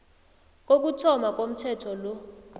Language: South Ndebele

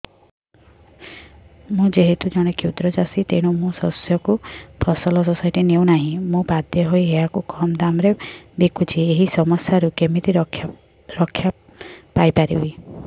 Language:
Odia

